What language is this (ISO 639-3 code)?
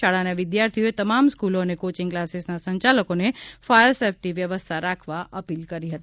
guj